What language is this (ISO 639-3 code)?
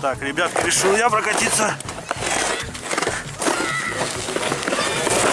rus